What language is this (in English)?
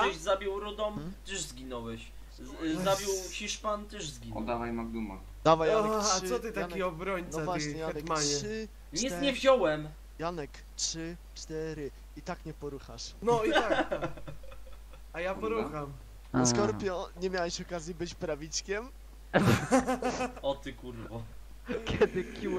Polish